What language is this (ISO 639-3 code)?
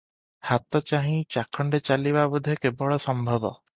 ori